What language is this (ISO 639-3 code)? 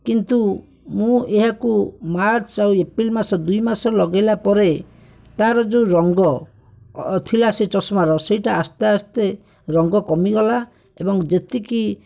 ori